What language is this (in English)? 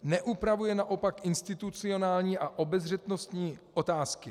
Czech